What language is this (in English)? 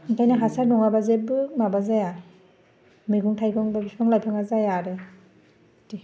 Bodo